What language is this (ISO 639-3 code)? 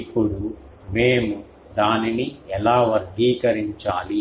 tel